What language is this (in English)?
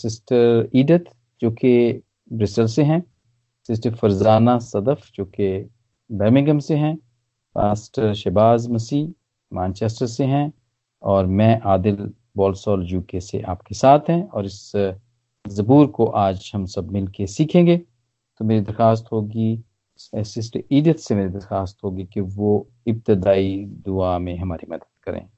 Hindi